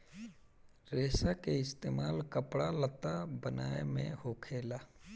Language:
Bhojpuri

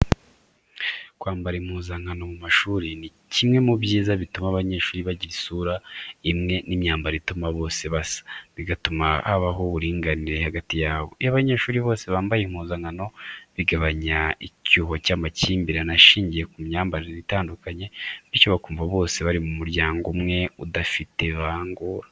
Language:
Kinyarwanda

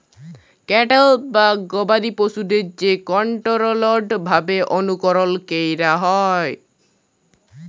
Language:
Bangla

